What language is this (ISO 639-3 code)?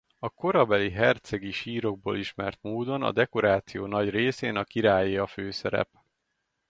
hun